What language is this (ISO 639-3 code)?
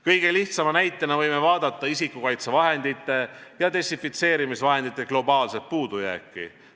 est